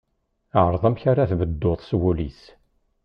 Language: Kabyle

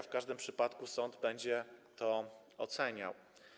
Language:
Polish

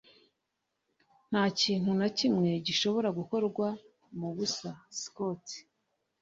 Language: Kinyarwanda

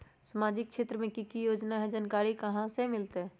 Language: Magahi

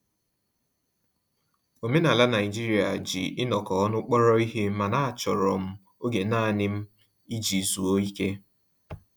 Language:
Igbo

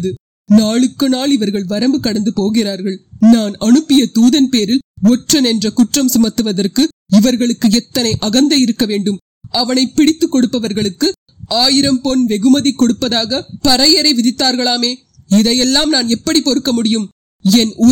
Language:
Tamil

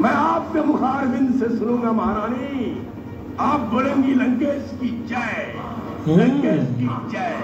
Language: Hindi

